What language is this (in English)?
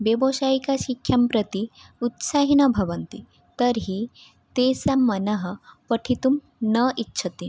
Sanskrit